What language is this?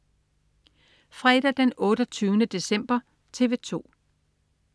Danish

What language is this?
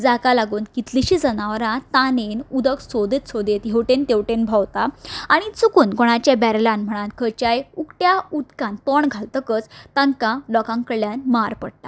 Konkani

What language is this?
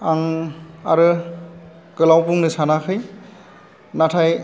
Bodo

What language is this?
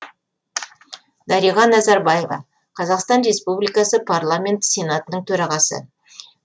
Kazakh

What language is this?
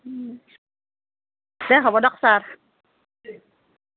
Assamese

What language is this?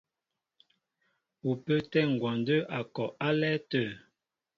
Mbo (Cameroon)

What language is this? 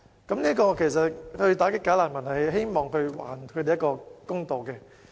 Cantonese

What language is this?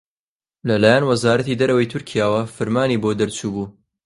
Central Kurdish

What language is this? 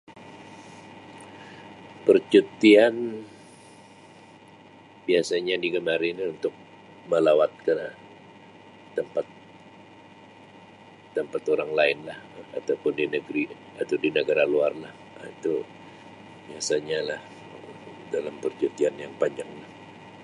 Sabah Malay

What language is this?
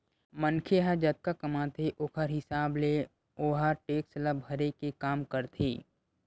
Chhattisgarhi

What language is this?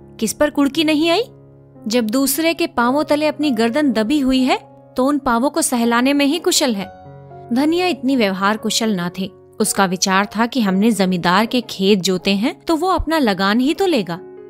Hindi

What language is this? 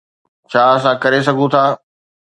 Sindhi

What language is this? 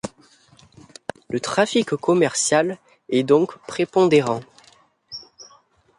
French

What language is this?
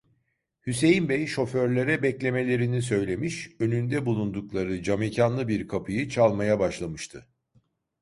Turkish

